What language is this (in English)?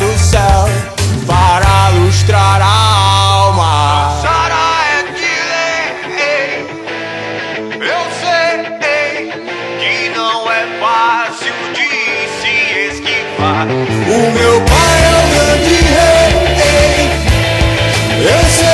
Romanian